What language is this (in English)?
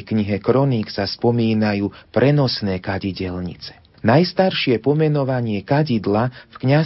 Slovak